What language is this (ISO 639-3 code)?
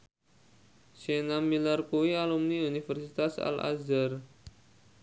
jav